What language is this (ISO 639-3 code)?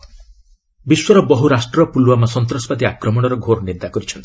ori